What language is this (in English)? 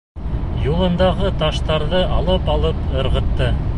Bashkir